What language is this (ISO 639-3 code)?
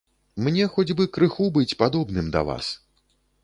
bel